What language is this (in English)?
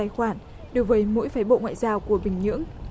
Vietnamese